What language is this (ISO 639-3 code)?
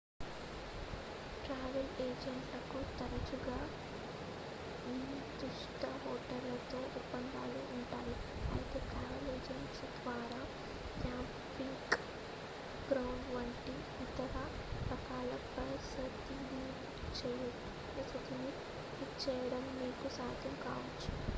tel